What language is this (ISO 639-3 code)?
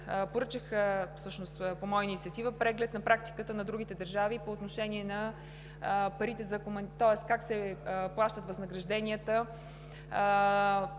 bul